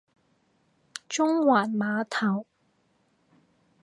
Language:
Cantonese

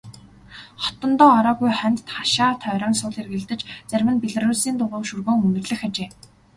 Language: Mongolian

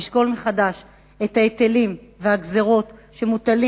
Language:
Hebrew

